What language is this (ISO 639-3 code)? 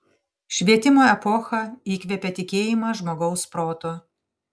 lit